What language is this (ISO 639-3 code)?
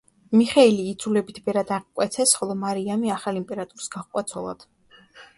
kat